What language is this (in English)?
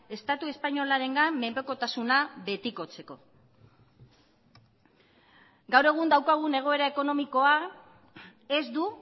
Basque